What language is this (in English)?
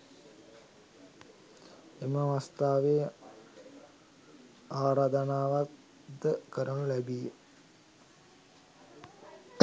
Sinhala